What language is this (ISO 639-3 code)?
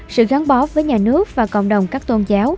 vie